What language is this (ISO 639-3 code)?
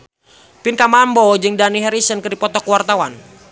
sun